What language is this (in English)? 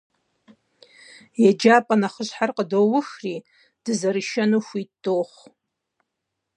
Kabardian